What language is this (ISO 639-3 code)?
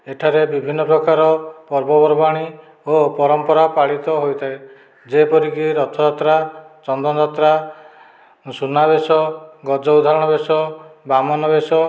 ori